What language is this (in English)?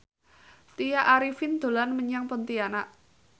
Javanese